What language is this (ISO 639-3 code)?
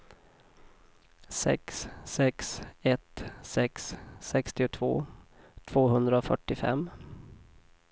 swe